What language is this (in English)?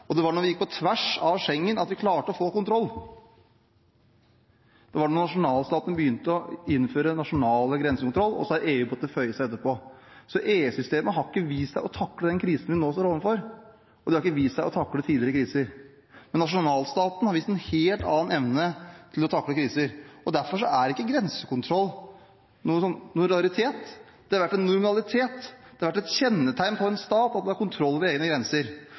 Norwegian Bokmål